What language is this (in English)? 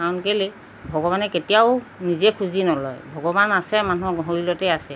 Assamese